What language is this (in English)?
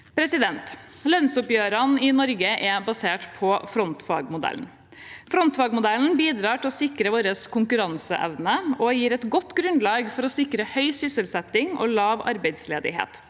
Norwegian